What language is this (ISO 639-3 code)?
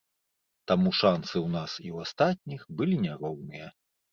bel